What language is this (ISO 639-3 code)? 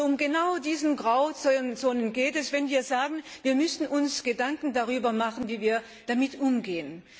deu